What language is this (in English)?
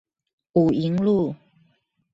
Chinese